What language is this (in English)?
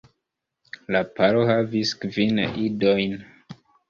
Esperanto